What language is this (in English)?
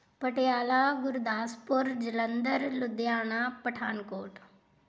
Punjabi